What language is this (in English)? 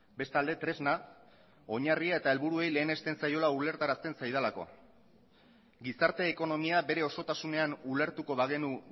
Basque